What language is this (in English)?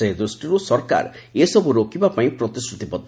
Odia